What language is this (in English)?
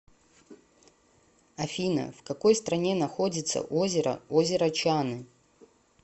Russian